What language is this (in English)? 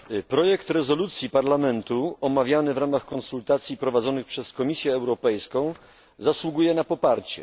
Polish